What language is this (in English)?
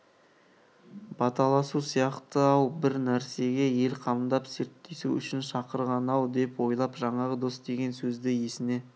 Kazakh